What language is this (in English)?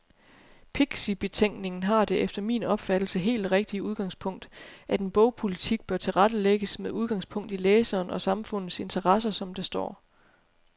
Danish